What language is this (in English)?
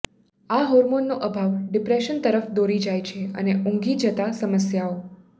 Gujarati